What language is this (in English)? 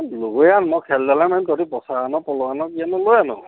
Assamese